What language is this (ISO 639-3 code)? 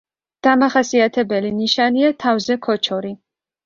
kat